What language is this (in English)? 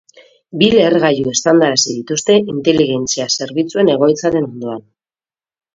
Basque